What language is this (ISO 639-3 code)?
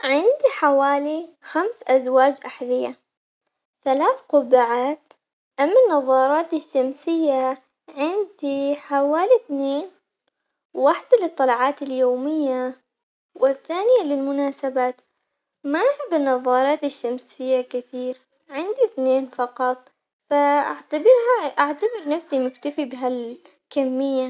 acx